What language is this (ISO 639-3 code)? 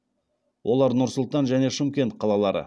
kaz